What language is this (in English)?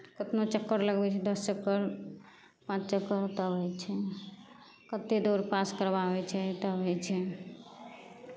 Maithili